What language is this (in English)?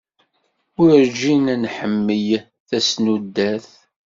Kabyle